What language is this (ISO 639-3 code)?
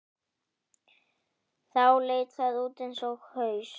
isl